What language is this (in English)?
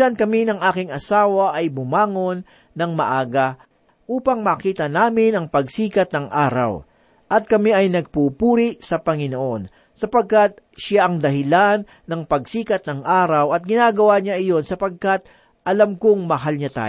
Filipino